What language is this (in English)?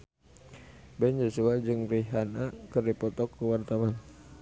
Sundanese